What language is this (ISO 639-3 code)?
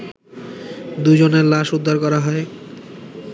ben